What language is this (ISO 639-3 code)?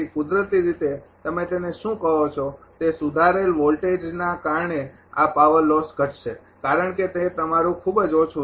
guj